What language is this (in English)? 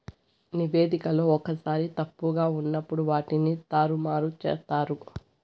Telugu